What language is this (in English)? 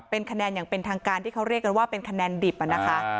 Thai